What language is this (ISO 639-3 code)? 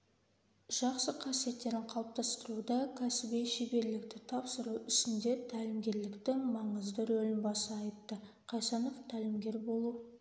kaz